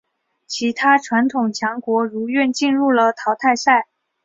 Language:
Chinese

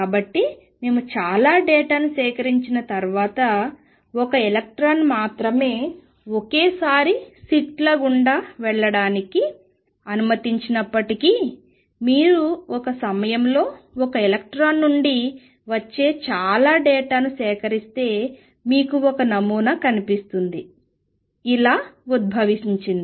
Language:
Telugu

